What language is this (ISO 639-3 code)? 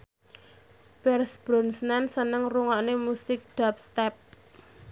jav